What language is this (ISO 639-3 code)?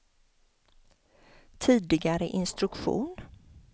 swe